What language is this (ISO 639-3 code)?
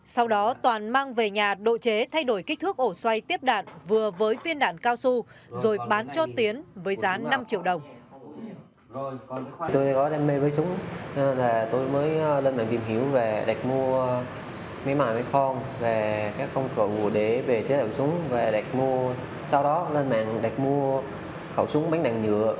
vie